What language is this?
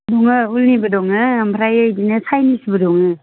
Bodo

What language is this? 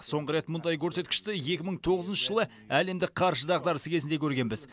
Kazakh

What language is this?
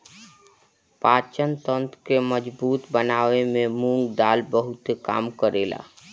Bhojpuri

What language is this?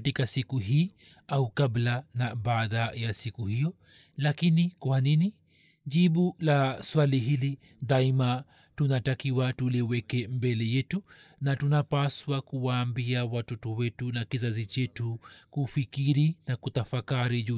Swahili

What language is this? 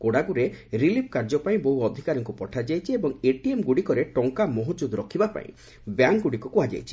Odia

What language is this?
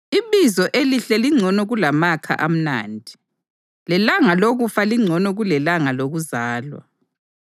North Ndebele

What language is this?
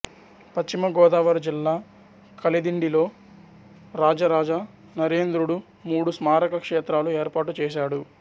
Telugu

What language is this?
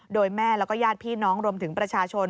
Thai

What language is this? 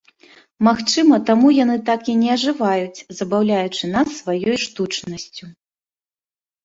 Belarusian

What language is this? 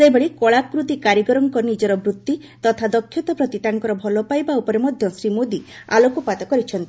Odia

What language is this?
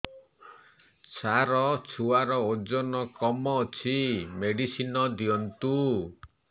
Odia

